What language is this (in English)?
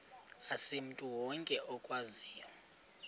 Xhosa